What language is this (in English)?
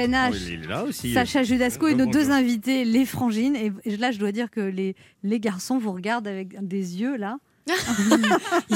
French